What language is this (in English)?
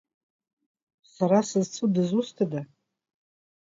Abkhazian